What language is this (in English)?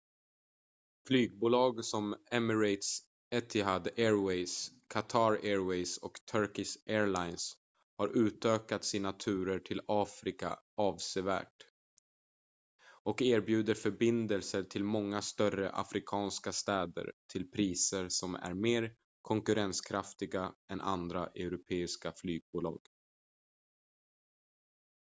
Swedish